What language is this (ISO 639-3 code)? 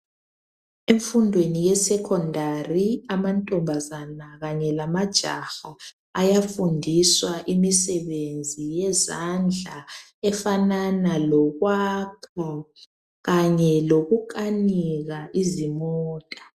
nde